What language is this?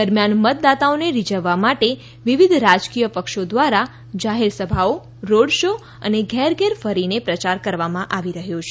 Gujarati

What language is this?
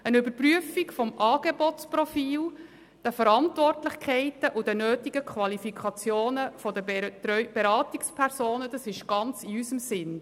Swiss German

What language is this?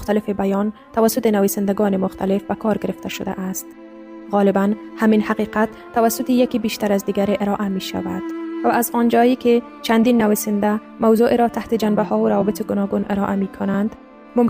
Persian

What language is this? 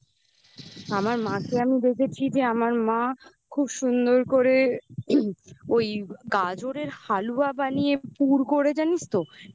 Bangla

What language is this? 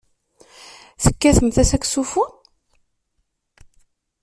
Kabyle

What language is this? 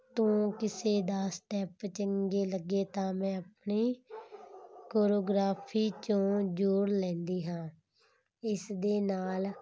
Punjabi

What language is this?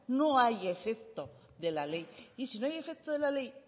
Spanish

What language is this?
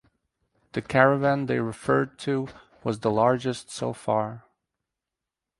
English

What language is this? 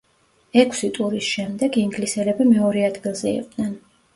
Georgian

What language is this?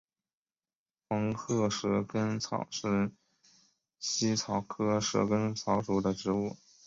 Chinese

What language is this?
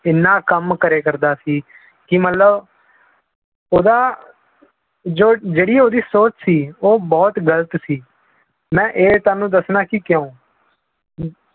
Punjabi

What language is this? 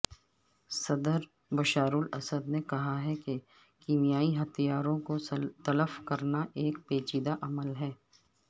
Urdu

